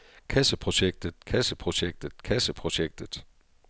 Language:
Danish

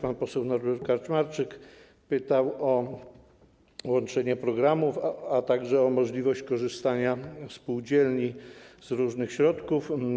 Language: Polish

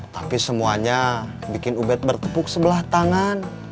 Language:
Indonesian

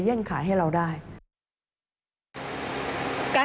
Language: Thai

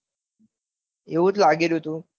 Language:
Gujarati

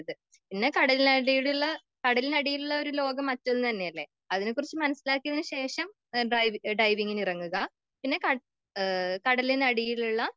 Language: Malayalam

